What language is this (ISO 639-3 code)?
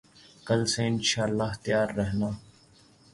urd